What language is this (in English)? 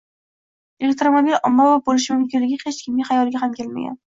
Uzbek